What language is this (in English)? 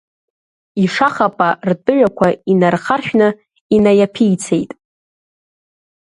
Abkhazian